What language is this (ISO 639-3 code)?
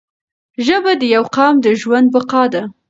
pus